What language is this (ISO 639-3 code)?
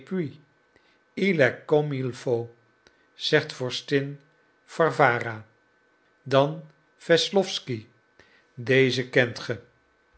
nld